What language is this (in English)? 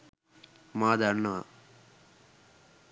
Sinhala